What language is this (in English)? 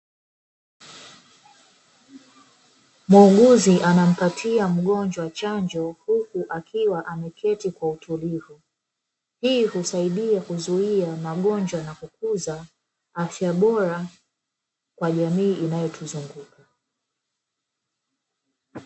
Swahili